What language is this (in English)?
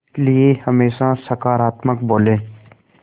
Hindi